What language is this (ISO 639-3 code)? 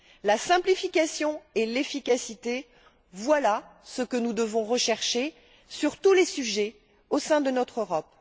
fra